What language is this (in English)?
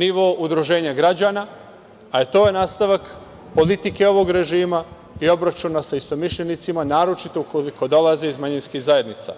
Serbian